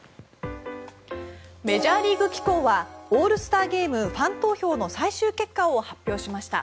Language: Japanese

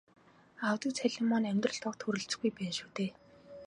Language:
Mongolian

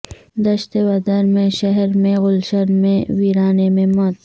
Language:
Urdu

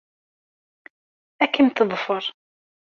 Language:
Kabyle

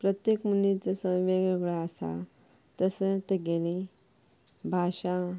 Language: Konkani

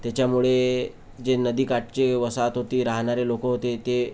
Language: Marathi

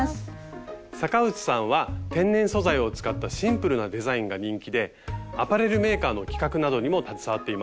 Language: Japanese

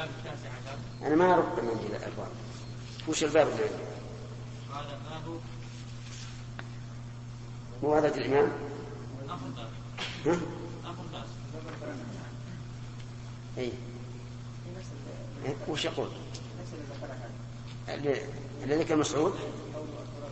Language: Arabic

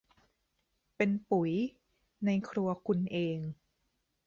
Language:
Thai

